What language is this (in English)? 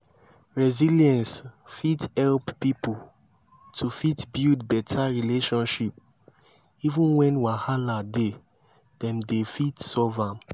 Nigerian Pidgin